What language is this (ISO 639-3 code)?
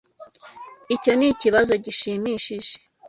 kin